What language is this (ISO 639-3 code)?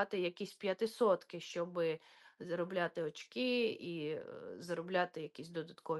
ukr